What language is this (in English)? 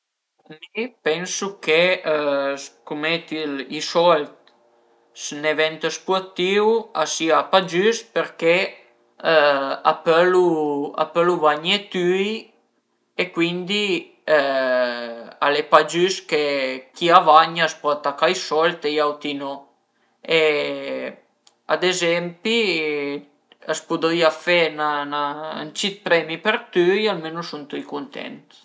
Piedmontese